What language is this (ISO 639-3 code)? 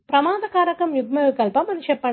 tel